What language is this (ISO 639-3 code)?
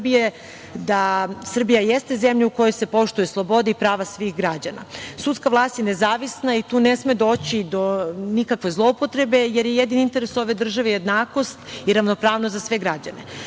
srp